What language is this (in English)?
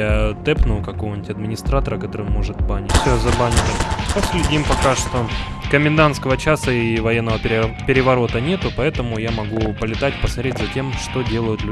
Russian